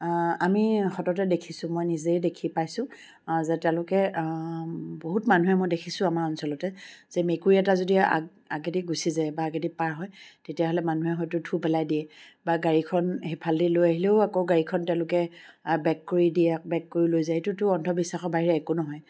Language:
Assamese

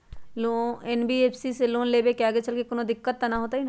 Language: Magahi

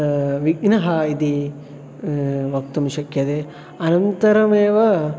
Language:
Sanskrit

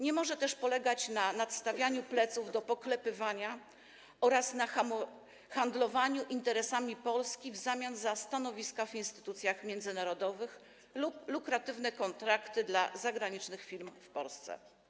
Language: Polish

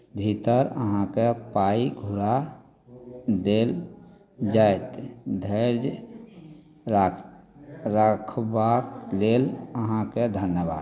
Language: Maithili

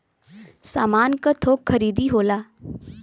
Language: Bhojpuri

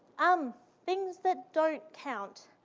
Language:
English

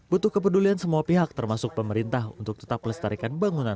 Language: Indonesian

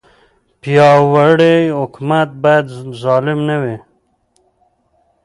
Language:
Pashto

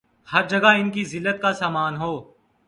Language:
Urdu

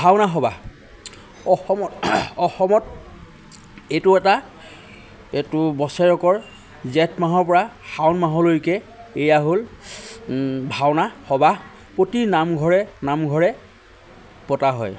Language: Assamese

